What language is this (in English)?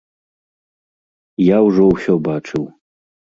Belarusian